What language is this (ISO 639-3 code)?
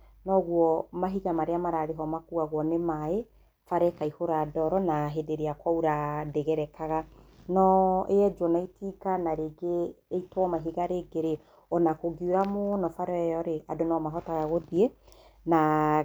kik